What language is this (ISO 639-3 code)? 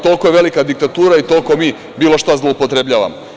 srp